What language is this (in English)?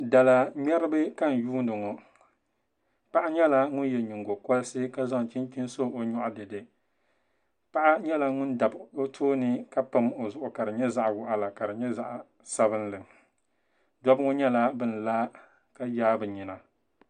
Dagbani